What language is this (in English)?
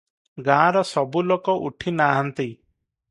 Odia